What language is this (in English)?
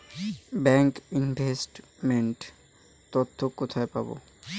Bangla